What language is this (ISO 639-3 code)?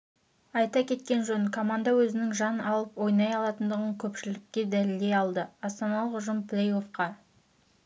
kaz